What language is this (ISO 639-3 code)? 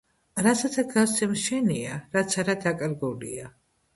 kat